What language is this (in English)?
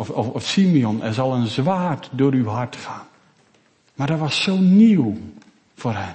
Dutch